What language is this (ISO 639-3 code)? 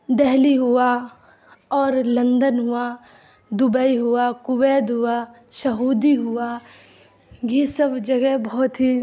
urd